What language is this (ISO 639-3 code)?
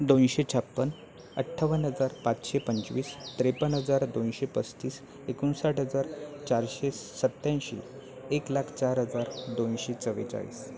mar